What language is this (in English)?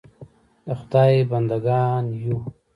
Pashto